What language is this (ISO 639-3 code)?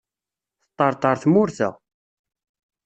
kab